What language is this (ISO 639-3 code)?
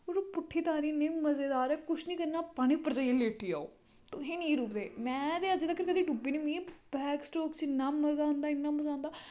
doi